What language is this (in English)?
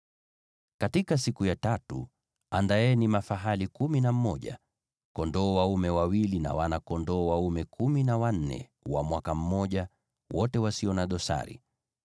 Swahili